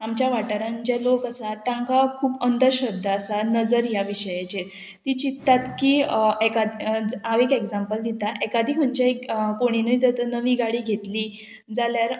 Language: Konkani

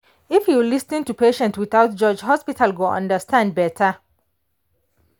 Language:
Nigerian Pidgin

